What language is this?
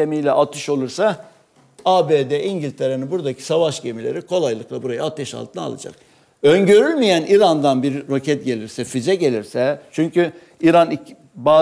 Turkish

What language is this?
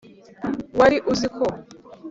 Kinyarwanda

